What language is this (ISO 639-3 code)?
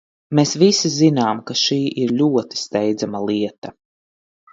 lav